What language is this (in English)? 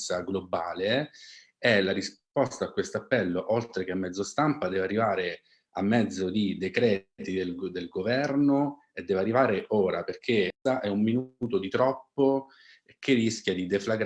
Italian